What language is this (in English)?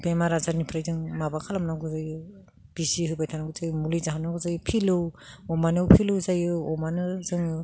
Bodo